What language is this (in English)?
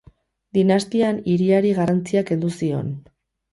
Basque